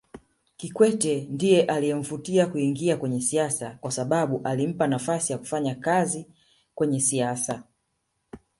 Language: Swahili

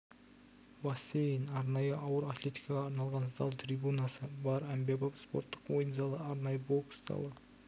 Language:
Kazakh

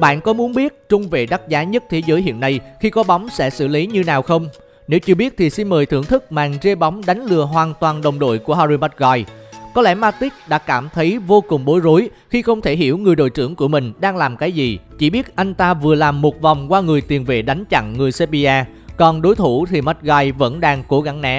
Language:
Vietnamese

